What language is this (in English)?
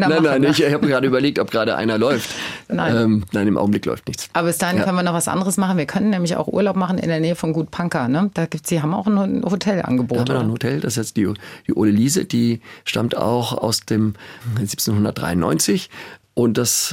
German